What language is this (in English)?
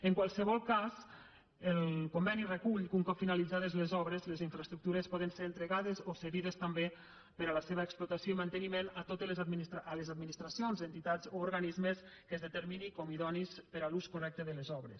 Catalan